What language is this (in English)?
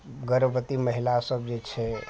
Maithili